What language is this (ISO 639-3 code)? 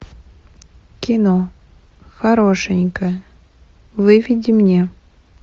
rus